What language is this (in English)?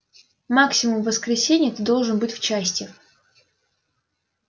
Russian